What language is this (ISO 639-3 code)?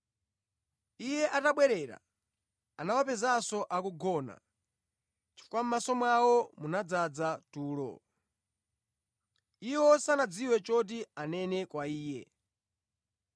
nya